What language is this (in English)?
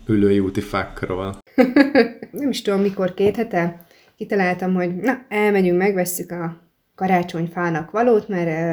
Hungarian